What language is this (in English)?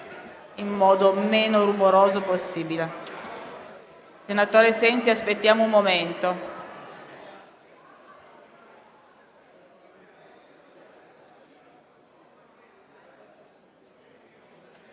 Italian